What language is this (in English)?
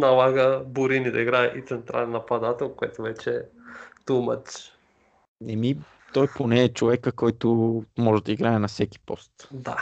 Bulgarian